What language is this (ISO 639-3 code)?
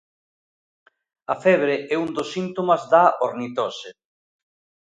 glg